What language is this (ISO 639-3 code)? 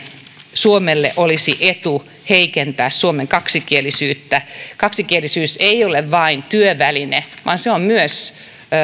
fin